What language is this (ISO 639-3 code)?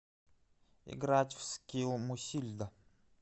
rus